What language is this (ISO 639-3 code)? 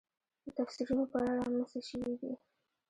pus